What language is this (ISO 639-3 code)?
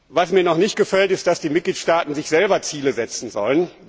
deu